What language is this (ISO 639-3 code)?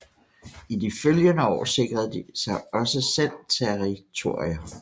dan